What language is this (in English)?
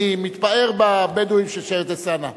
Hebrew